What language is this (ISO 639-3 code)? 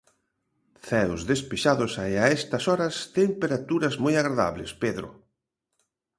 glg